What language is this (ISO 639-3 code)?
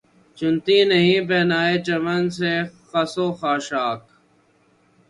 urd